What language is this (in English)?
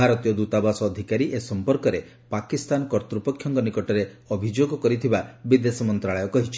Odia